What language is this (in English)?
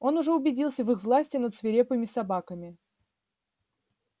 Russian